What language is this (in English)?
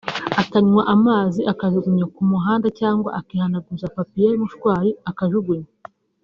Kinyarwanda